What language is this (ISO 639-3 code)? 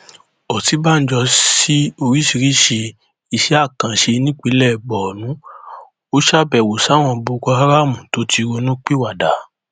yor